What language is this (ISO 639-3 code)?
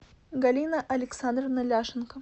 rus